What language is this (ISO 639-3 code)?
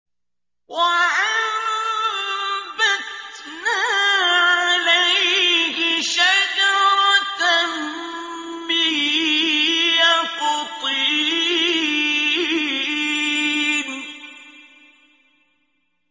ara